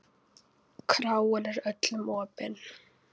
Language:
Icelandic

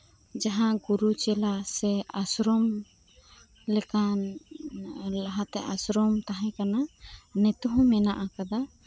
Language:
Santali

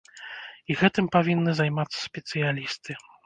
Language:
Belarusian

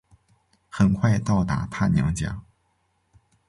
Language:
Chinese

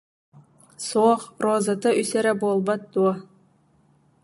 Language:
Yakut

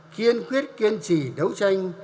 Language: Vietnamese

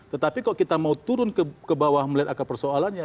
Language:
Indonesian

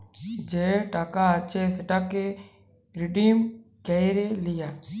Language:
Bangla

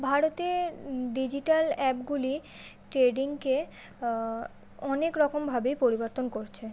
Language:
Bangla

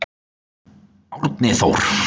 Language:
Icelandic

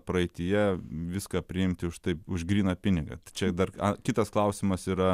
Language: Lithuanian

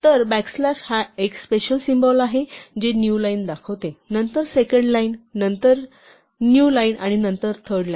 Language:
Marathi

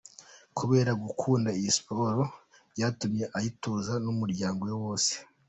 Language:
Kinyarwanda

